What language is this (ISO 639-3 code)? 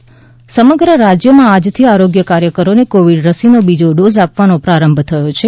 guj